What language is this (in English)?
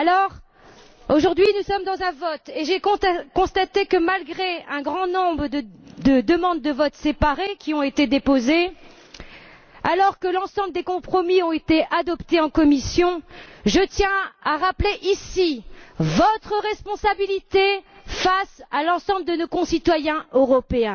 French